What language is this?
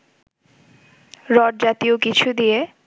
Bangla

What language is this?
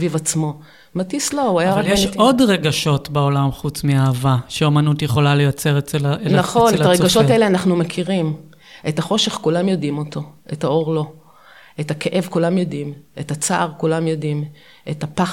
Hebrew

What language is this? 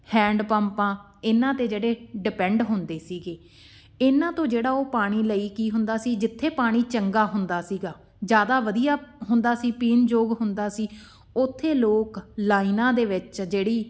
Punjabi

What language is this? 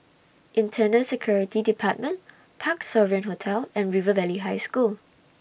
English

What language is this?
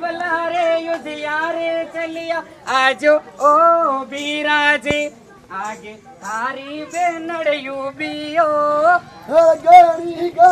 Hindi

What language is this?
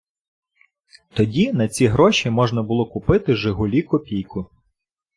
Ukrainian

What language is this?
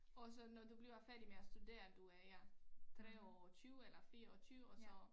Danish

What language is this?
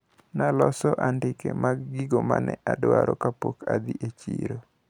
Luo (Kenya and Tanzania)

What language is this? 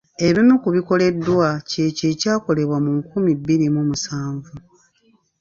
Ganda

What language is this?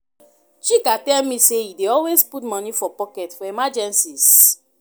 Nigerian Pidgin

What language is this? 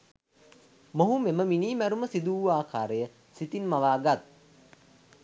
Sinhala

